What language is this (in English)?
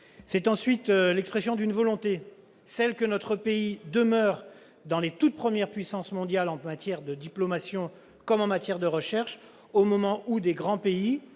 French